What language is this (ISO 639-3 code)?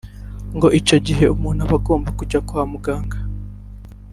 kin